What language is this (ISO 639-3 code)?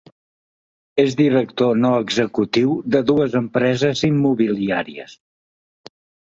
cat